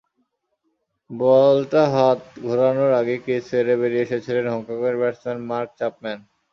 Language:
Bangla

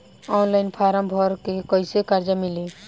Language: Bhojpuri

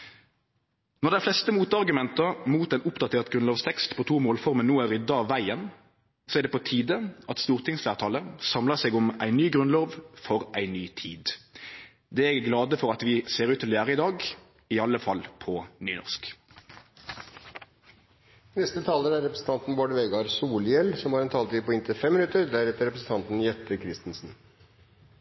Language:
Norwegian Nynorsk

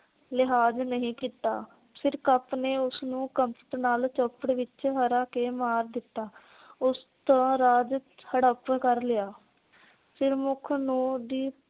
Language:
Punjabi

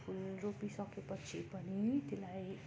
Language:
Nepali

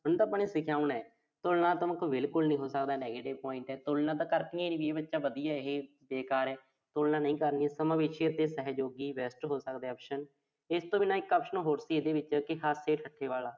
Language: Punjabi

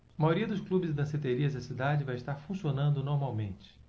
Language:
Portuguese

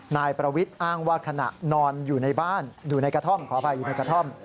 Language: Thai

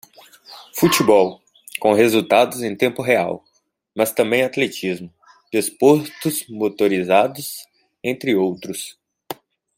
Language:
Portuguese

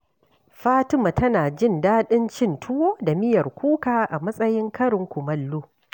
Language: Hausa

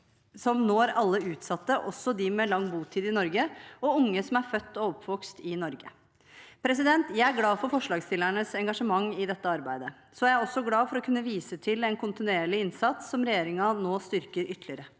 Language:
Norwegian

